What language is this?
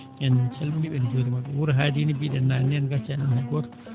Fula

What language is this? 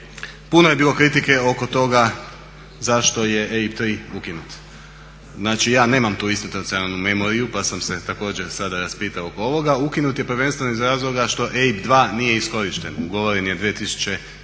Croatian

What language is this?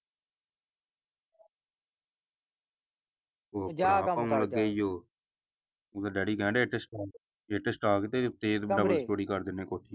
Punjabi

